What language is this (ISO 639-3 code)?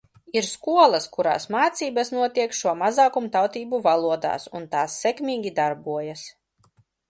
lav